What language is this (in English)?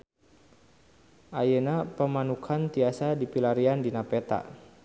Sundanese